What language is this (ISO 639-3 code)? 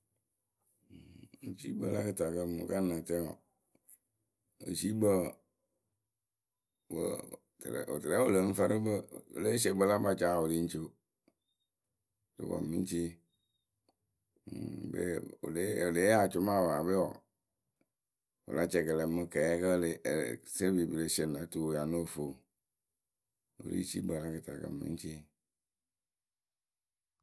keu